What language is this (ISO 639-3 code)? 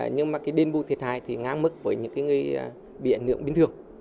vie